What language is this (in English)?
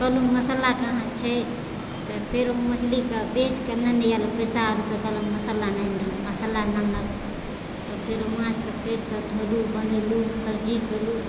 Maithili